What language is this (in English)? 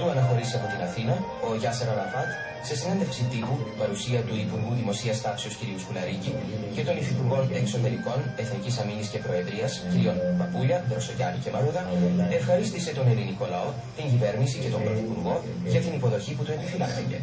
Greek